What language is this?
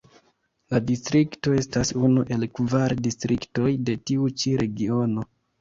Esperanto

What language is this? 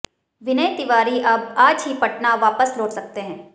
Hindi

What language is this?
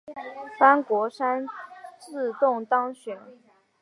Chinese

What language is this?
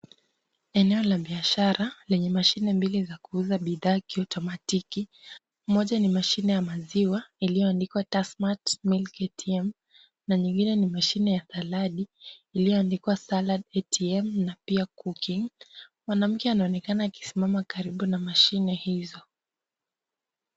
Swahili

